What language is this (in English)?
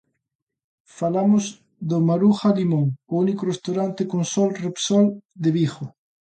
Galician